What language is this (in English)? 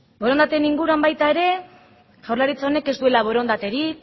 Basque